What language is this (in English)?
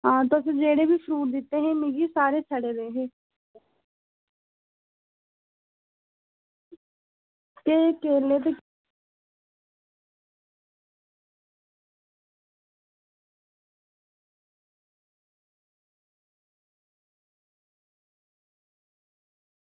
Dogri